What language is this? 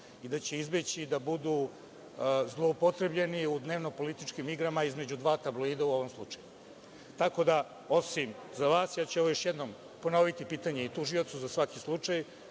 Serbian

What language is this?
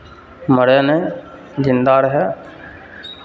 Maithili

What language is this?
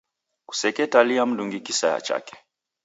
Taita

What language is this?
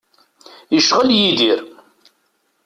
Kabyle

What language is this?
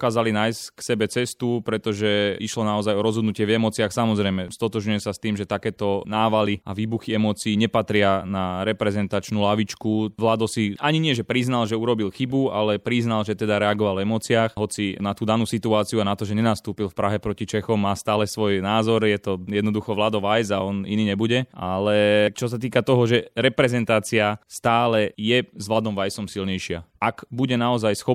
Slovak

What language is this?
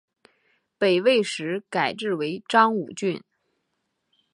Chinese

